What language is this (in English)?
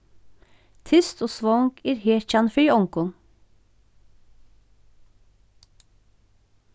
Faroese